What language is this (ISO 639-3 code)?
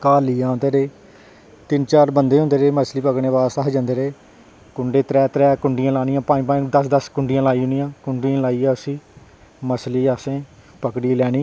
doi